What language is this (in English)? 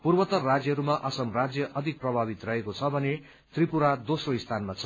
Nepali